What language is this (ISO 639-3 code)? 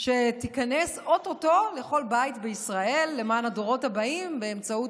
heb